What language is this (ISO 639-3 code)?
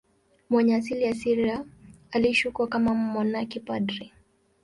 swa